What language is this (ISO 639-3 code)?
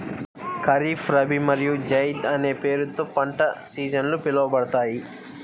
tel